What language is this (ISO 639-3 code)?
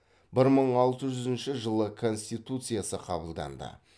kaz